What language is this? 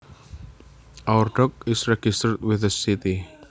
Javanese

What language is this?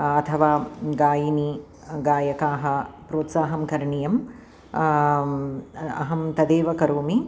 Sanskrit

